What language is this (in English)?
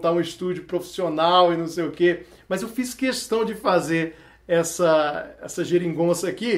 Portuguese